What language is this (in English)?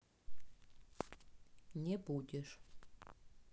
Russian